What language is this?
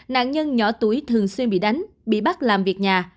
Vietnamese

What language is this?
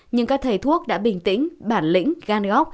Vietnamese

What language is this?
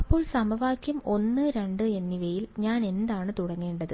Malayalam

